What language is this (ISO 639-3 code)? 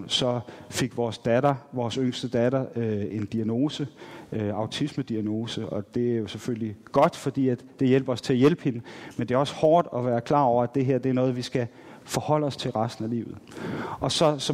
dan